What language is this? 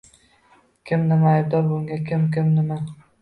Uzbek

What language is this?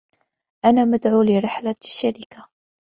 Arabic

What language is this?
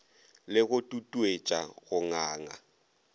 Northern Sotho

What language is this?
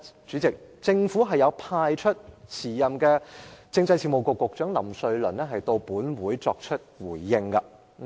Cantonese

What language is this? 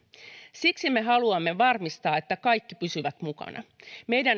Finnish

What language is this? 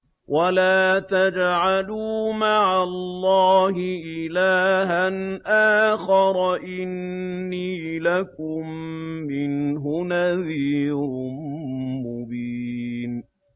Arabic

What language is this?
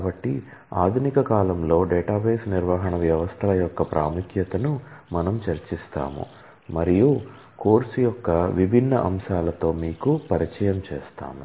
Telugu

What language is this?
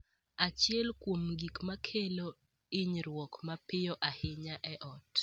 Luo (Kenya and Tanzania)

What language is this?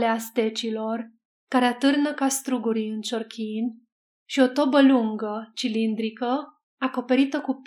Romanian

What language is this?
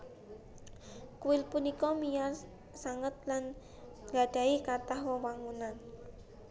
Javanese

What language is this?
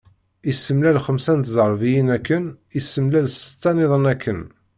Kabyle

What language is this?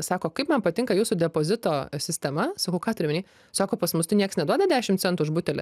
Lithuanian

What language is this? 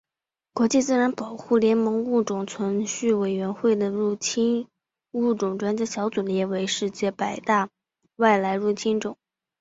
Chinese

